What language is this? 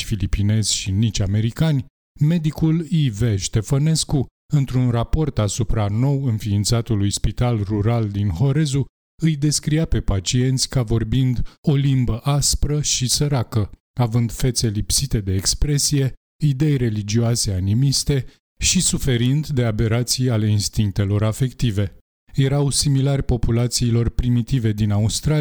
Romanian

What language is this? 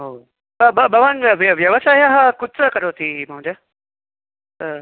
Sanskrit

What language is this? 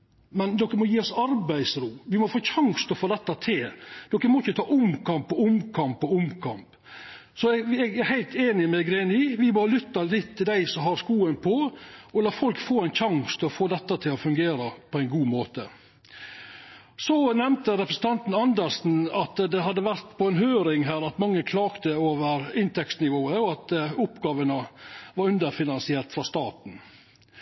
Norwegian Nynorsk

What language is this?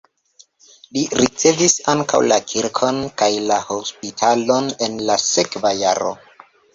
Esperanto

